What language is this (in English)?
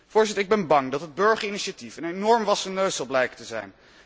Dutch